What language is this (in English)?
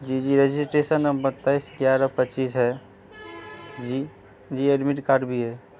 Urdu